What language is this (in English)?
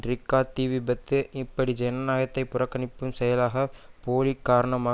Tamil